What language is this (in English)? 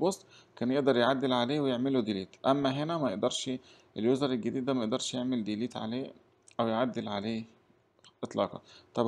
Arabic